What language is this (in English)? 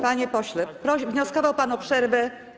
Polish